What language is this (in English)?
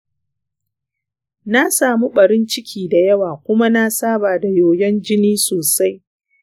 Hausa